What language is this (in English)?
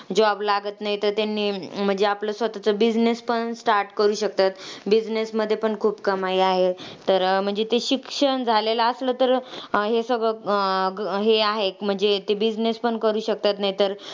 Marathi